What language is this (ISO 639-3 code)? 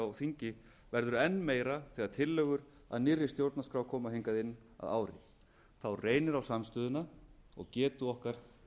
isl